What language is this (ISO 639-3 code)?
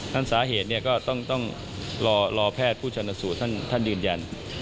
tha